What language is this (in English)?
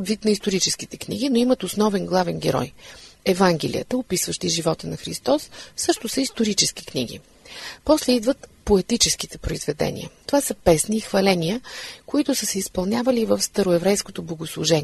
Bulgarian